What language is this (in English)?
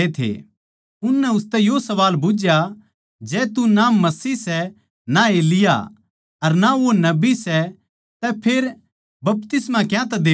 Haryanvi